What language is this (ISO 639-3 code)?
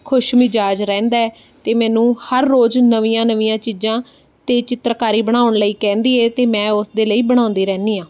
pan